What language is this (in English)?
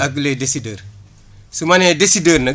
Wolof